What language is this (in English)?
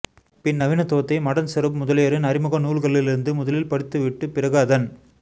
Tamil